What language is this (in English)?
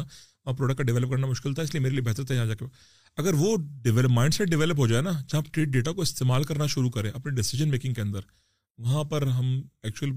Urdu